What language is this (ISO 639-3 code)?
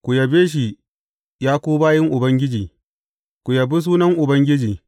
hau